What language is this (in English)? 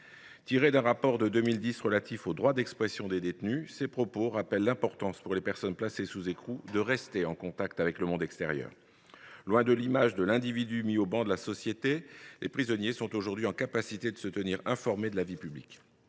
French